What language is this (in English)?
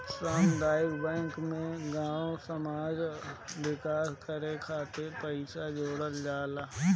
Bhojpuri